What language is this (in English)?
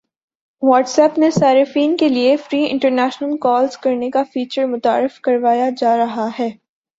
Urdu